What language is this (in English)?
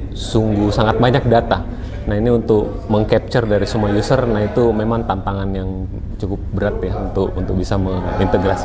Indonesian